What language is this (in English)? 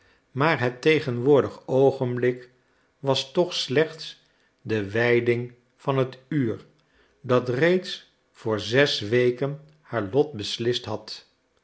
Dutch